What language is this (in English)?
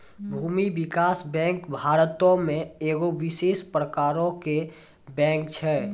Maithili